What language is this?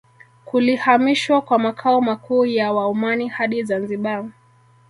Swahili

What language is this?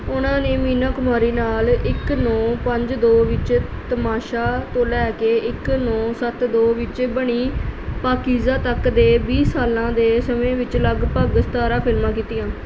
Punjabi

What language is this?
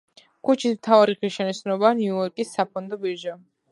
Georgian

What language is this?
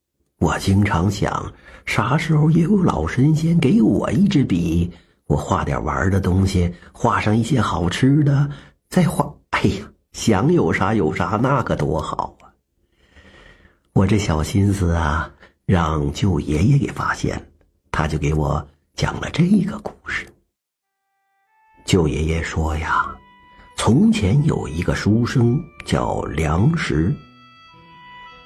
Chinese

